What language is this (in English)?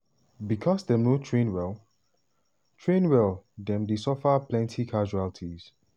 Nigerian Pidgin